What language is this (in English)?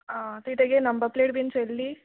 Konkani